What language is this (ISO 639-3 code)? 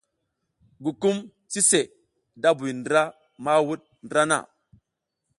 giz